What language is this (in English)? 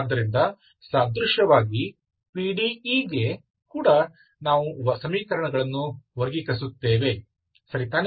Kannada